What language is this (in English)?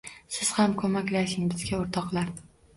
Uzbek